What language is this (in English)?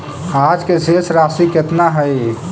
Magahi